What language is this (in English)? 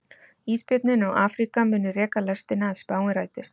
Icelandic